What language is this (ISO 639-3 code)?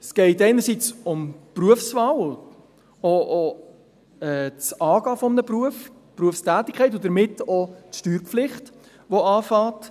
gsw